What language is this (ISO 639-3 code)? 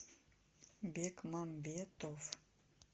rus